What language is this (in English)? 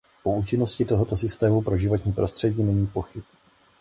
Czech